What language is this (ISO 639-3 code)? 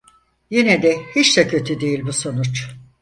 tur